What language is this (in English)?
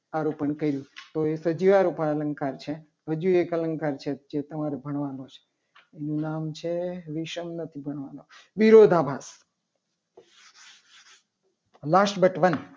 Gujarati